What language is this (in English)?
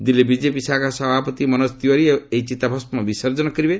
Odia